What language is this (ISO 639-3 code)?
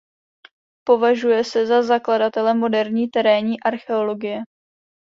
ces